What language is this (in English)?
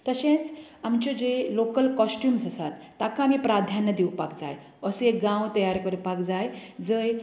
Konkani